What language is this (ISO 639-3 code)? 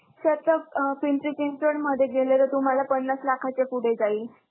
mar